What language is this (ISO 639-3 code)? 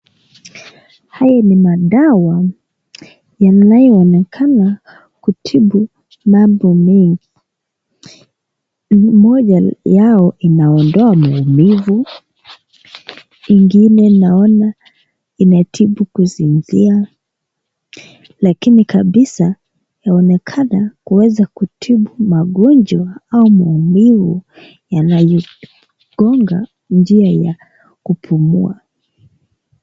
swa